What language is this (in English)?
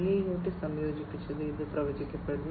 Malayalam